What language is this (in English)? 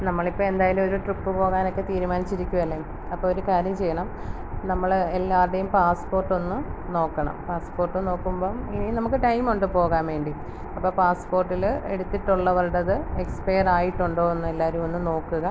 Malayalam